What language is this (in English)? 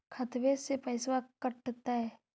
Magahi